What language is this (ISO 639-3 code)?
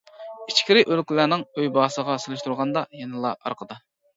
uig